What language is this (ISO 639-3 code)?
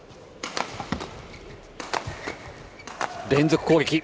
jpn